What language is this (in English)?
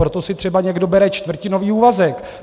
Czech